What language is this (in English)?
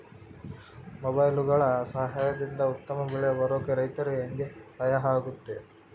Kannada